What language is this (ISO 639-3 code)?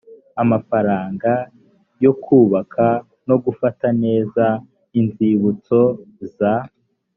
kin